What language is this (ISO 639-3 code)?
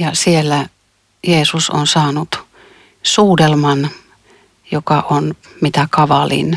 fin